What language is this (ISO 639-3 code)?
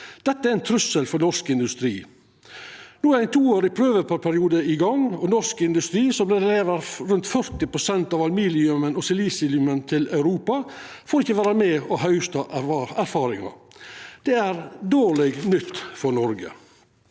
nor